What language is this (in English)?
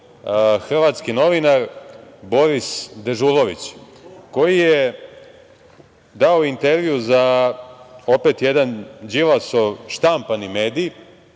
Serbian